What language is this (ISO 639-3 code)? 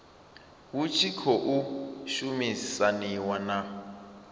ven